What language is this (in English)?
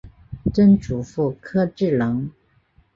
Chinese